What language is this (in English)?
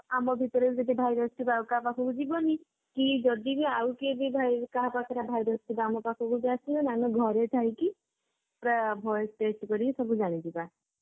Odia